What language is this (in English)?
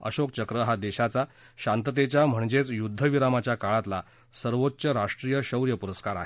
Marathi